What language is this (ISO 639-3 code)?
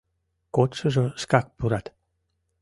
chm